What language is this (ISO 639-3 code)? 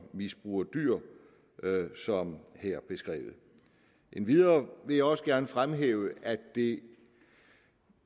dan